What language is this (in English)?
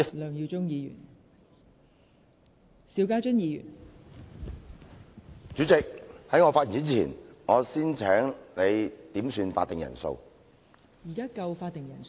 Cantonese